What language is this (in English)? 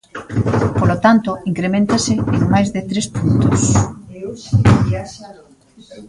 Galician